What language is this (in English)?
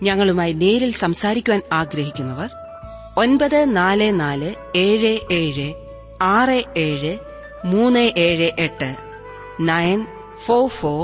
Malayalam